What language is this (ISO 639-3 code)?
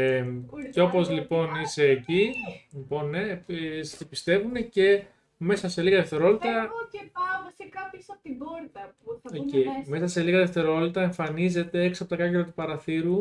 ell